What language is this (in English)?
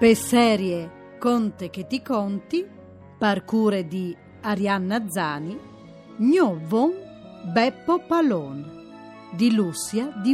Italian